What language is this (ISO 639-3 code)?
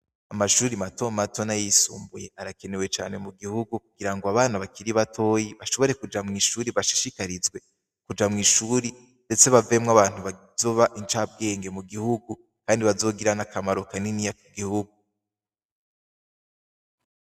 run